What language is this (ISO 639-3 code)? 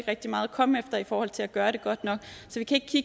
dan